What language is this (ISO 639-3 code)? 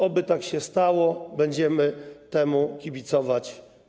pol